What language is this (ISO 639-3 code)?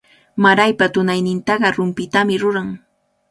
qvl